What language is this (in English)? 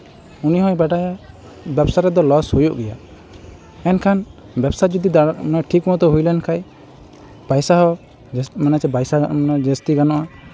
Santali